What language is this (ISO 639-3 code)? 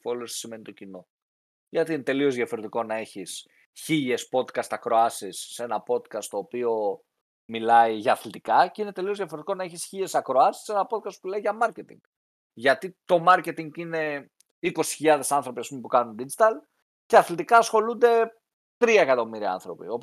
ell